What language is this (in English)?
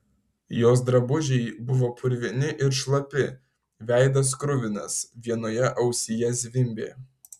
Lithuanian